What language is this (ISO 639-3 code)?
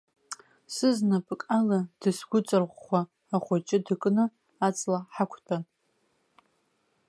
abk